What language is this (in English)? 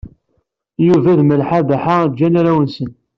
Kabyle